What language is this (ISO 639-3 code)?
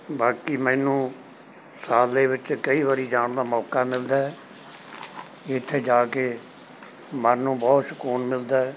pan